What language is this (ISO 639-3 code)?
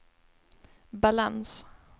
swe